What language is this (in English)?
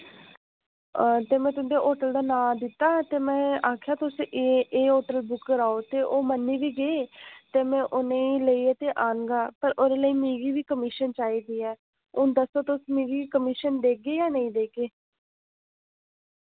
Dogri